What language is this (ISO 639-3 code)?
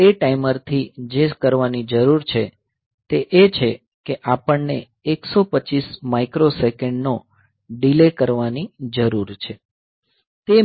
guj